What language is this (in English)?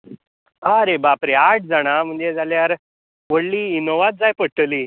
Konkani